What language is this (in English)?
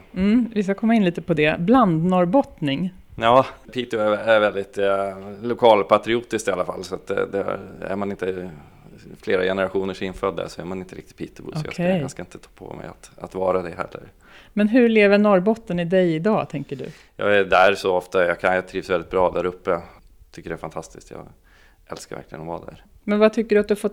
Swedish